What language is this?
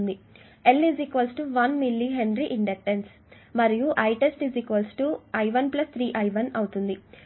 Telugu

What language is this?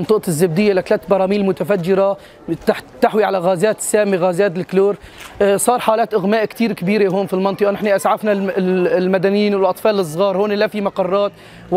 Arabic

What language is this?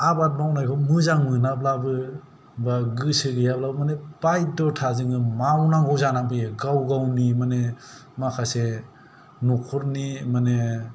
Bodo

